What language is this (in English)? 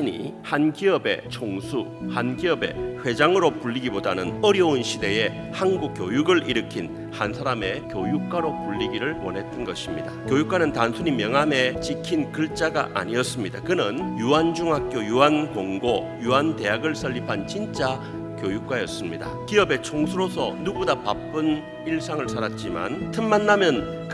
Korean